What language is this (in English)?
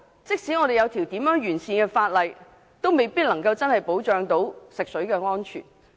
Cantonese